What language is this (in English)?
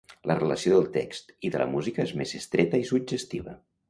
Catalan